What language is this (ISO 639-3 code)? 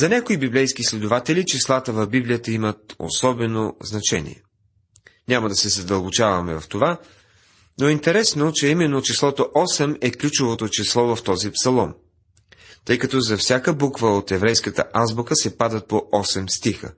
bul